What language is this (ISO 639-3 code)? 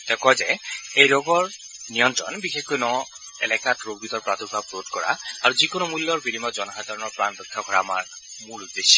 asm